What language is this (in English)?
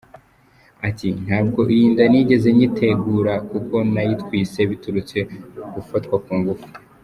Kinyarwanda